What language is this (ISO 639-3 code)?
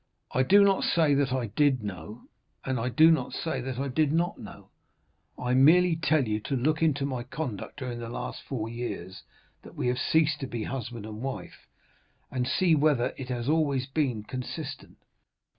eng